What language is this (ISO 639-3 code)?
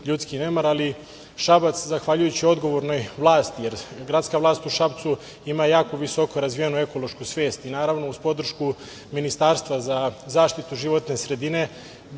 srp